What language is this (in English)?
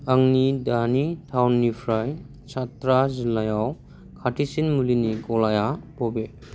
Bodo